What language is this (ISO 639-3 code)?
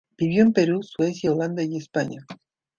spa